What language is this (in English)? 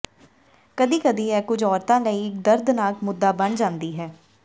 Punjabi